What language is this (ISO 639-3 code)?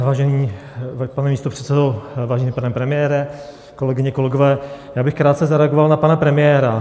ces